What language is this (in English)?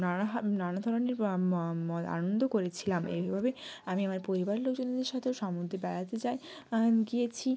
Bangla